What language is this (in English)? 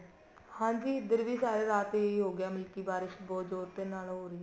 Punjabi